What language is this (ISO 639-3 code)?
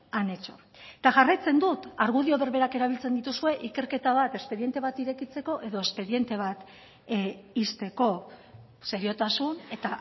eus